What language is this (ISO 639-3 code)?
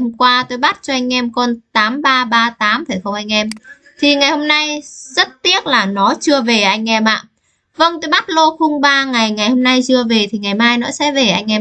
vie